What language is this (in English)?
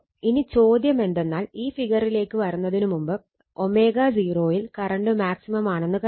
Malayalam